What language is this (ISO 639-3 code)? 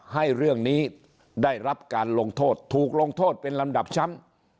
tha